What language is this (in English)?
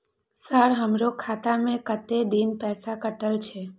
Maithili